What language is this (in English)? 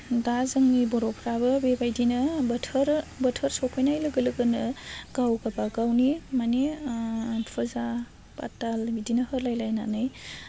Bodo